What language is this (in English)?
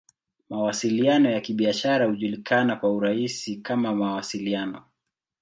Swahili